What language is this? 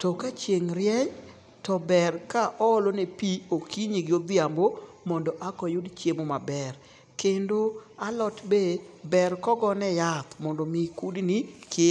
Luo (Kenya and Tanzania)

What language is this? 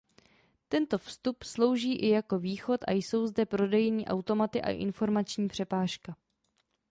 Czech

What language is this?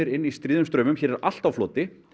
Icelandic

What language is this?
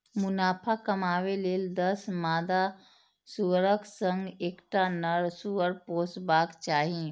Maithili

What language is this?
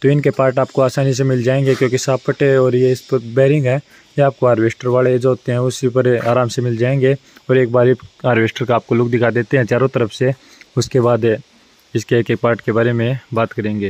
Hindi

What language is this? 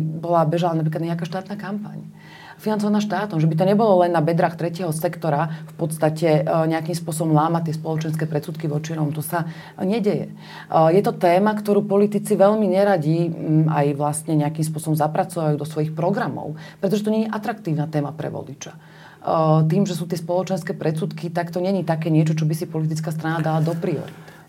Slovak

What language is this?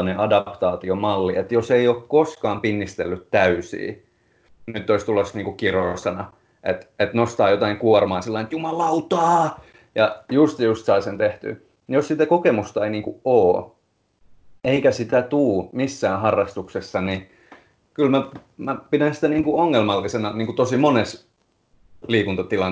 Finnish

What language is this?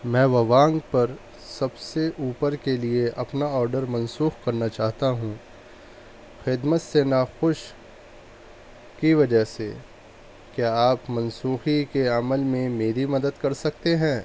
Urdu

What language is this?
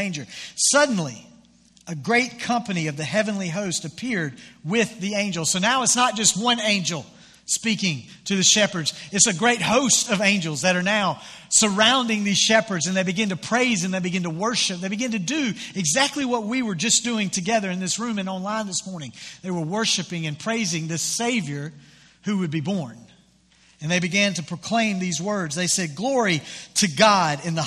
English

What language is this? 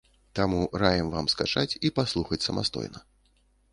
Belarusian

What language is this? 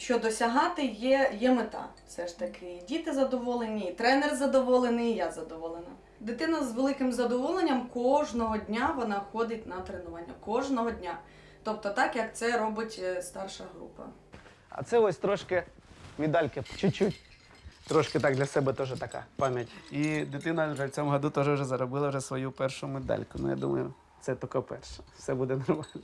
Ukrainian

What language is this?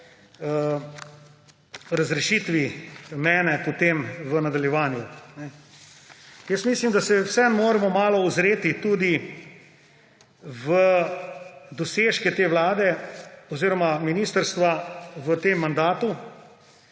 Slovenian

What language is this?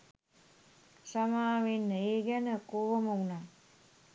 Sinhala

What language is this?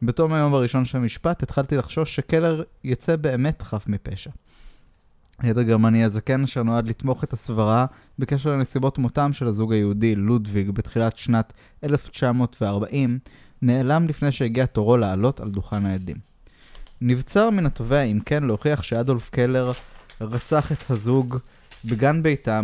Hebrew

